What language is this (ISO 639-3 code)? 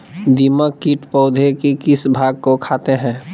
mag